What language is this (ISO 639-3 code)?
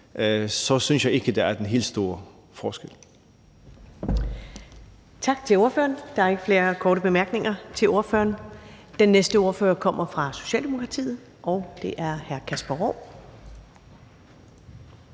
dan